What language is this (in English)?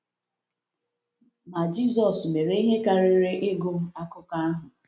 Igbo